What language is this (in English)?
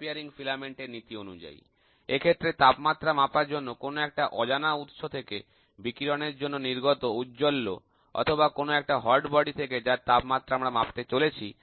Bangla